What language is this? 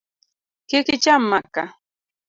Luo (Kenya and Tanzania)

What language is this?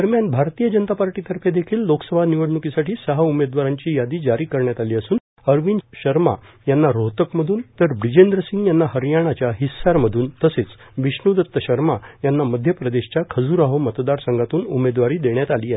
Marathi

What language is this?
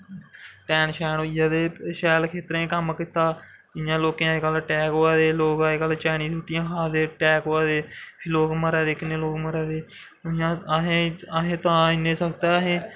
Dogri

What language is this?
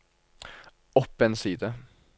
Norwegian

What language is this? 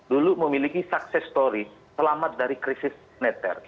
Indonesian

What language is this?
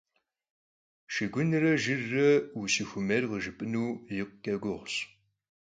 Kabardian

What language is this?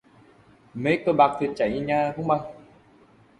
Vietnamese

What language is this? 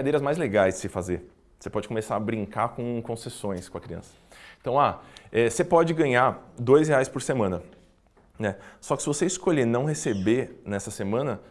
Portuguese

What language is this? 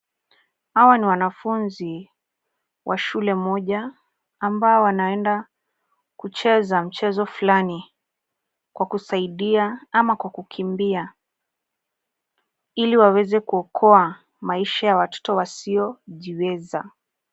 Swahili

